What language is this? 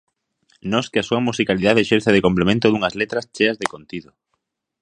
Galician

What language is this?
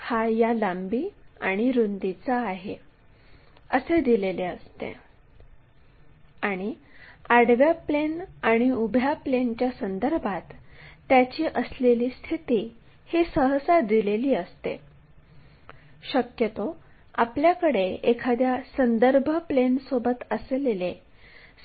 Marathi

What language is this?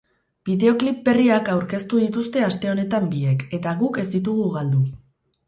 Basque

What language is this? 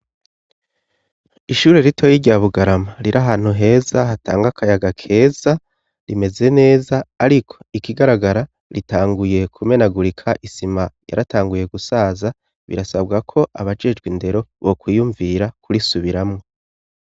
Rundi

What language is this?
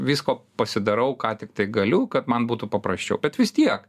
Lithuanian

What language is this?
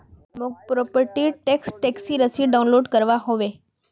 Magahi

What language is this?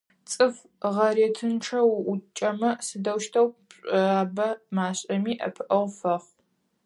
Adyghe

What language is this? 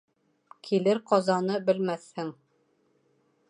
Bashkir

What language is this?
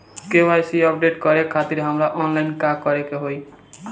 Bhojpuri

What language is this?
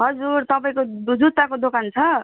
Nepali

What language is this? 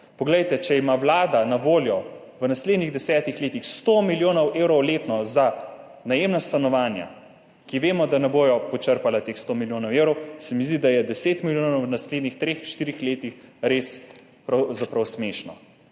Slovenian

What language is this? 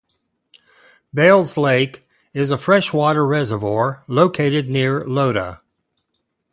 English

